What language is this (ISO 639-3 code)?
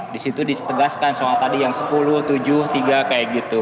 ind